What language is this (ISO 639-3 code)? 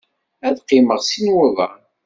kab